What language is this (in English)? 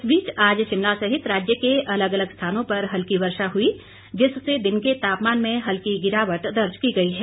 Hindi